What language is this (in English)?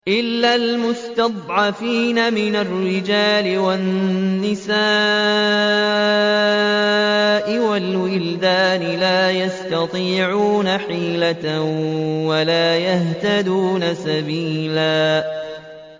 Arabic